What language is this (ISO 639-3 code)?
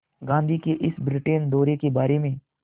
hin